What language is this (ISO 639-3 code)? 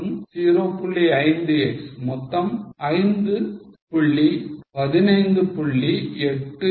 tam